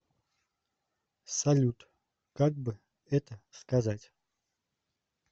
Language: Russian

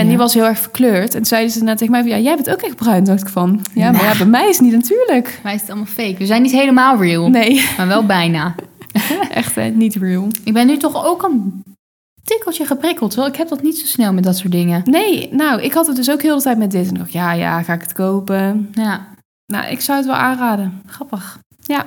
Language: Dutch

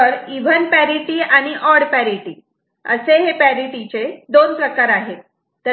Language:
Marathi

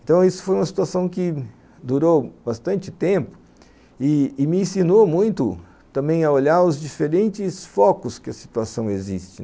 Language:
Portuguese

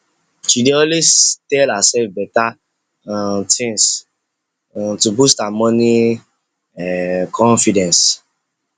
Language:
Nigerian Pidgin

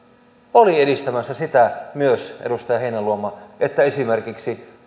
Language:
Finnish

